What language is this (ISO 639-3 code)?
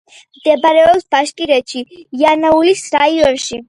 kat